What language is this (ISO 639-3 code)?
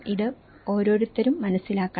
mal